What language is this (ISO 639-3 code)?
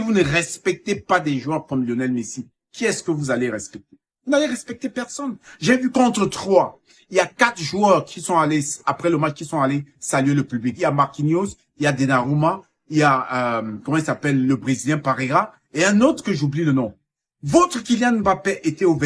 fra